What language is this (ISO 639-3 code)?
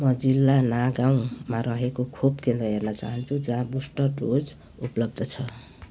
nep